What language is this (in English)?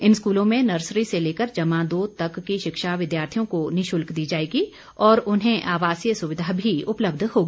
Hindi